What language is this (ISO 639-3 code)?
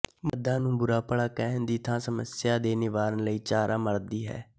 pan